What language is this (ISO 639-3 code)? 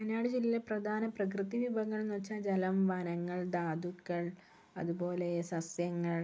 mal